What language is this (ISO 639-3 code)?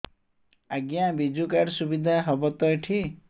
ori